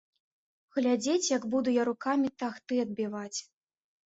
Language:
Belarusian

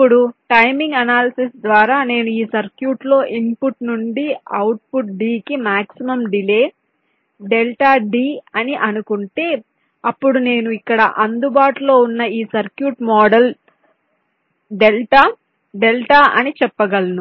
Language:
Telugu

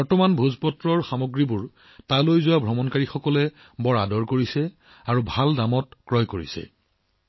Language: Assamese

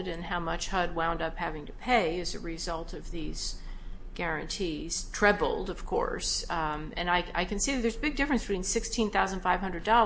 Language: English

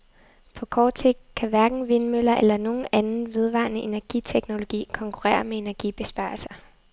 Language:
Danish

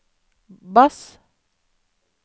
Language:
Norwegian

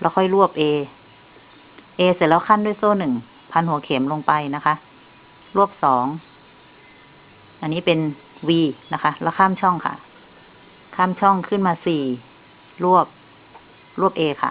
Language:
Thai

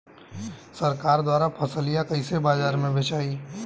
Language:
Bhojpuri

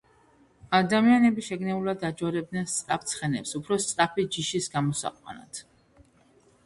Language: Georgian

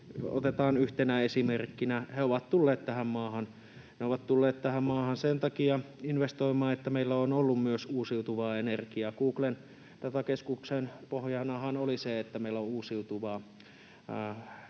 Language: Finnish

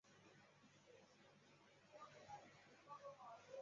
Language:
Chinese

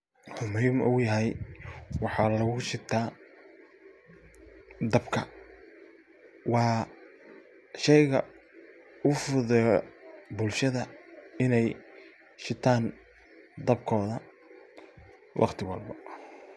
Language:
Somali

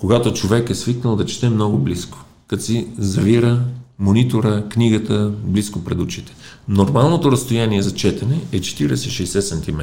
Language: Bulgarian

